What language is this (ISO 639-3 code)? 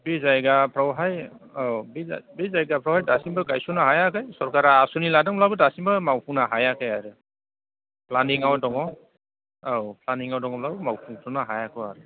brx